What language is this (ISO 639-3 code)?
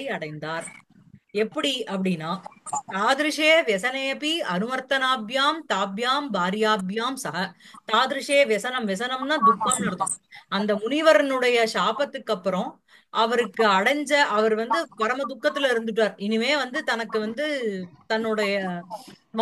tam